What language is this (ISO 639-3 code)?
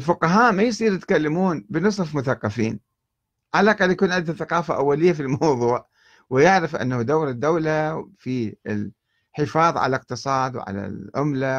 ara